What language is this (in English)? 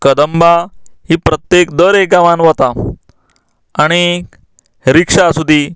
Konkani